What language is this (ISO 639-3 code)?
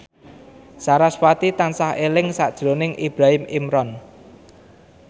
jav